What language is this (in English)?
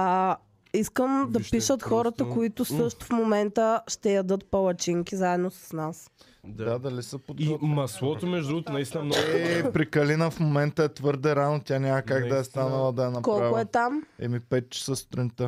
Bulgarian